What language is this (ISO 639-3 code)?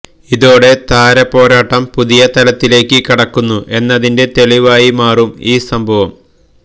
mal